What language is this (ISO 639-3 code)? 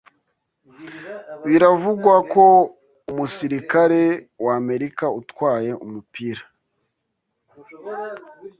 kin